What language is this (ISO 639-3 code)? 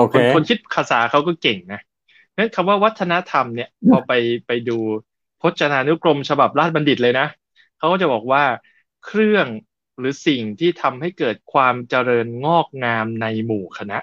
tha